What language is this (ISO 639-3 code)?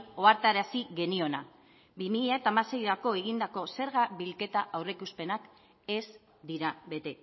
eus